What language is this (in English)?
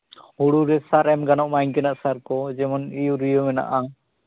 Santali